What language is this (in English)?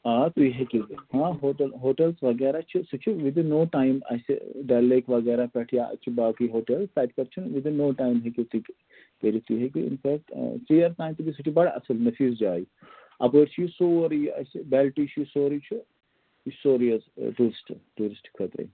Kashmiri